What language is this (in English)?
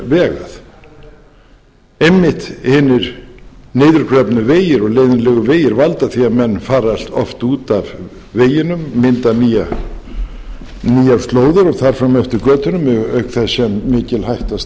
Icelandic